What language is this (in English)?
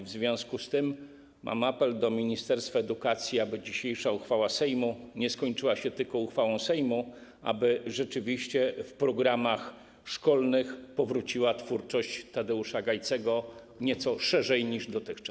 Polish